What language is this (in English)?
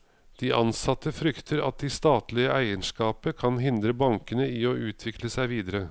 Norwegian